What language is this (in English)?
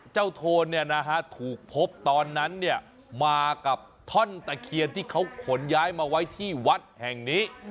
Thai